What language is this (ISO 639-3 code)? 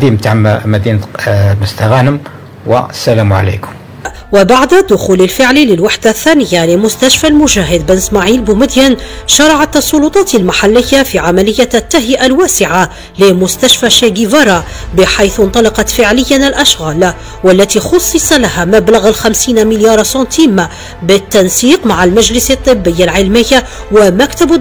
ara